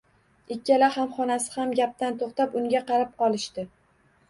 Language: Uzbek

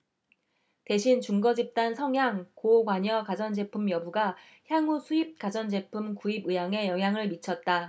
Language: Korean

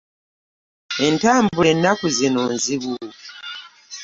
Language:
Ganda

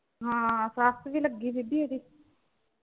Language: Punjabi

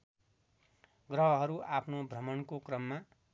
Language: Nepali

